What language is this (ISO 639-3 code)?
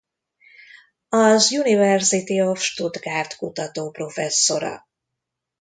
hun